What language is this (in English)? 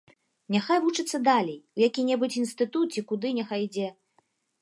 Belarusian